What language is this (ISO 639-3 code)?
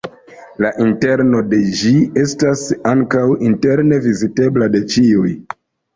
epo